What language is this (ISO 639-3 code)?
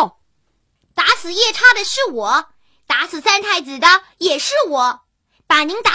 zho